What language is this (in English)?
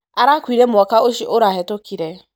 Kikuyu